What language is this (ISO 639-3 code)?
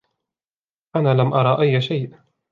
ara